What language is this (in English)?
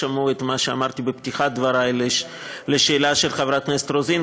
Hebrew